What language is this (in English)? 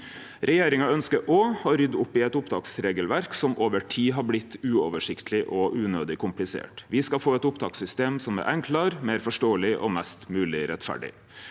Norwegian